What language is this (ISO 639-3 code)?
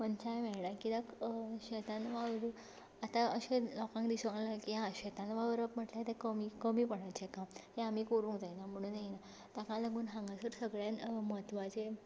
kok